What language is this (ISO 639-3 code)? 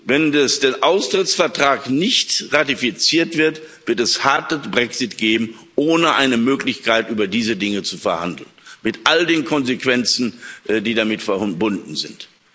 deu